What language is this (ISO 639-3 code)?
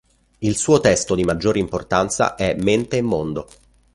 ita